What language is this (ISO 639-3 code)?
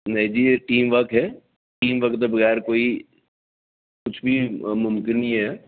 doi